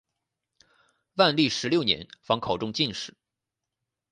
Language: Chinese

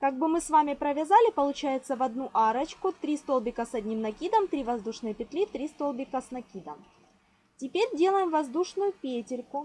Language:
Russian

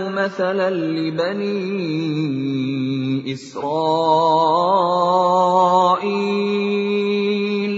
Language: Arabic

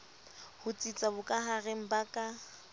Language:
Southern Sotho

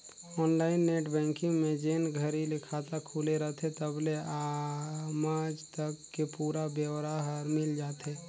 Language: Chhattisgarhi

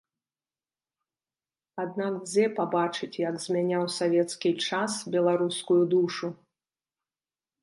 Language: Belarusian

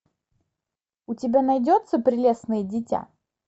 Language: Russian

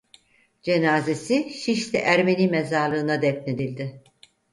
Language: Turkish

